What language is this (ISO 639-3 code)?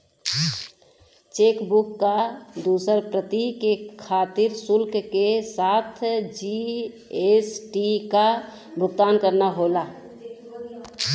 bho